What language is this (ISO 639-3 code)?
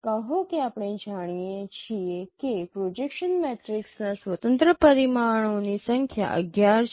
guj